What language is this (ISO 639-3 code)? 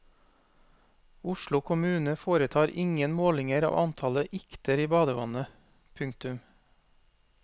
nor